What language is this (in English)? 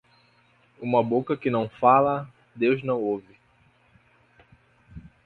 Portuguese